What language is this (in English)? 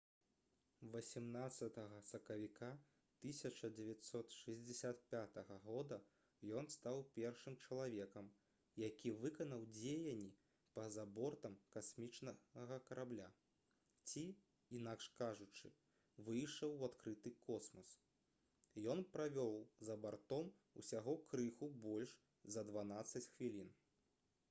Belarusian